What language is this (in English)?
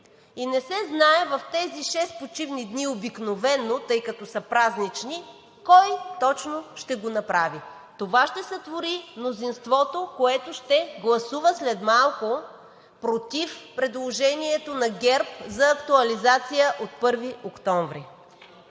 Bulgarian